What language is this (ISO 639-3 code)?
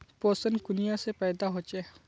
mag